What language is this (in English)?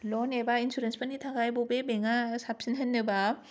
Bodo